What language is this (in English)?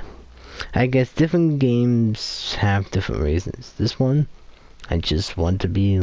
English